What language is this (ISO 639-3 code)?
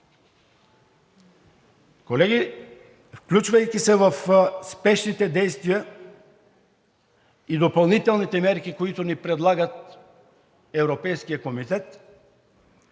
bul